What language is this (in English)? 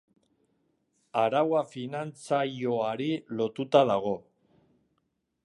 Basque